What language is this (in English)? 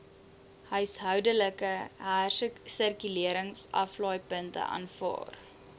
Afrikaans